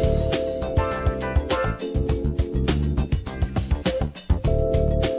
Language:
Romanian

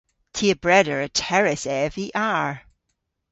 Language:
Cornish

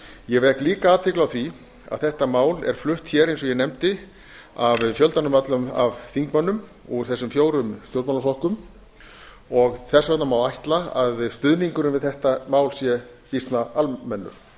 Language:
Icelandic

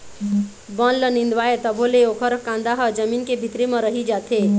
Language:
Chhattisgarhi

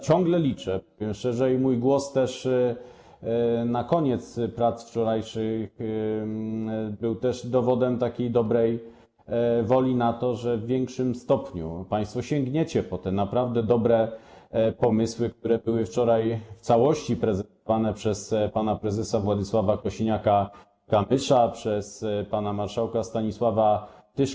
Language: Polish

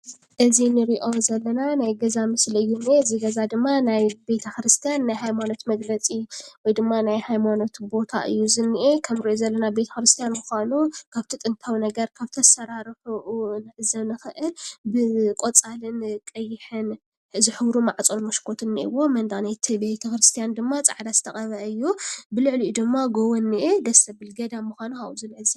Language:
Tigrinya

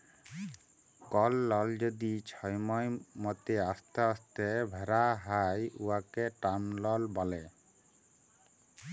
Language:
Bangla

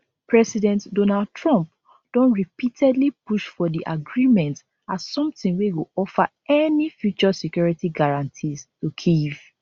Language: Nigerian Pidgin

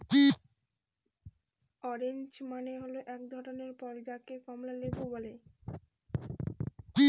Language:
Bangla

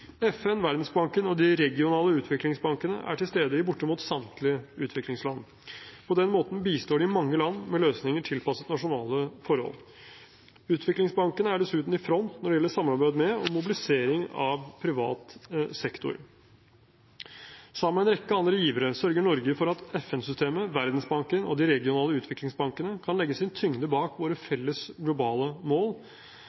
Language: Norwegian Bokmål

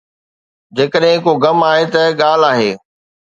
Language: Sindhi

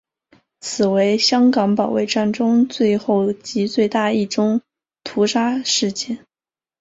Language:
Chinese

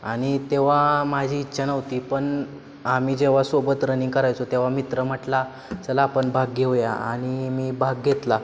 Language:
Marathi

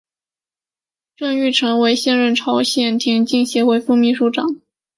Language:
Chinese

